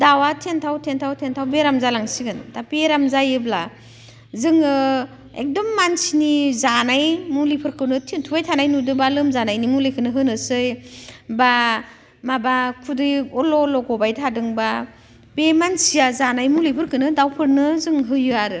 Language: Bodo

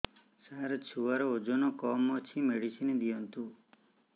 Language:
Odia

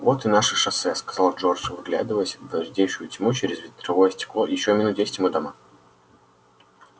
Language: Russian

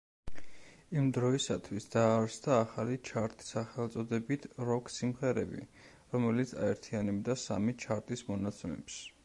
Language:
Georgian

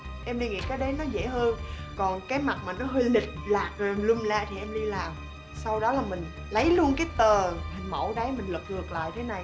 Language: Vietnamese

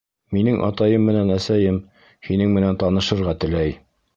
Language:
Bashkir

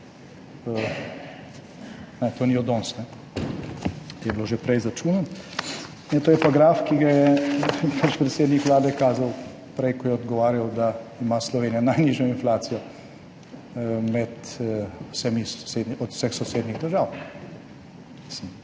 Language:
Slovenian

